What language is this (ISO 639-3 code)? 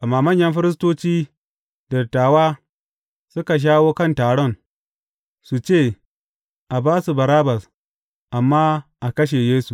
hau